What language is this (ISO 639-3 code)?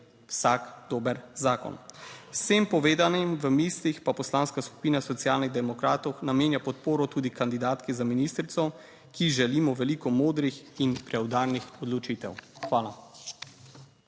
slv